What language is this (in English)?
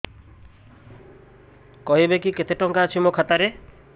Odia